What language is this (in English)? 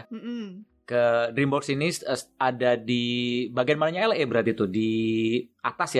Indonesian